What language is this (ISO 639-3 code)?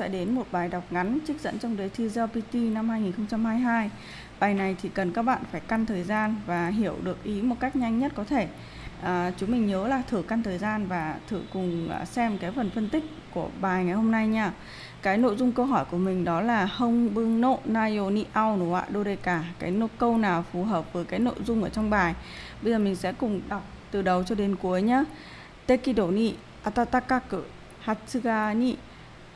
vie